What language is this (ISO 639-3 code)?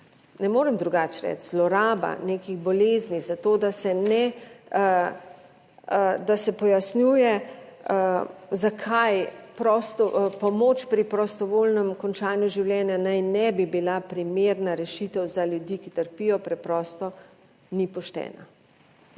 slv